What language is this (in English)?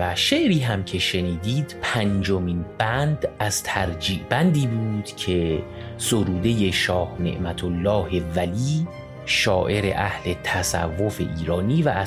Persian